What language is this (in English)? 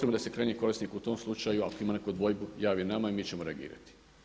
Croatian